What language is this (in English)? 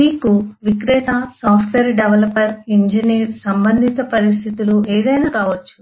Telugu